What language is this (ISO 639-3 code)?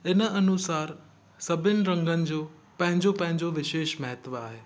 snd